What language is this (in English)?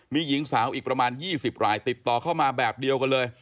Thai